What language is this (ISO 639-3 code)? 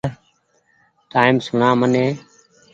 gig